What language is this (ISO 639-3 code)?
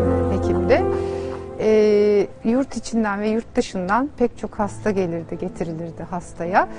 tur